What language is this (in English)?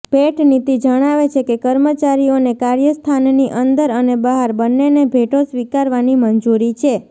Gujarati